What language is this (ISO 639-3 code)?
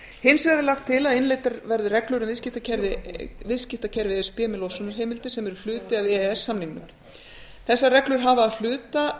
isl